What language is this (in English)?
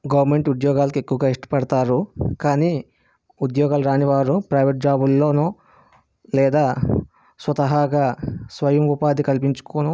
Telugu